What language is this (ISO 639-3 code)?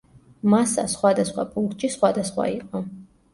kat